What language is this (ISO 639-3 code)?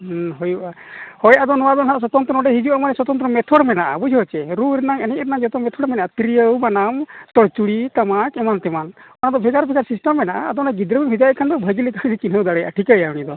sat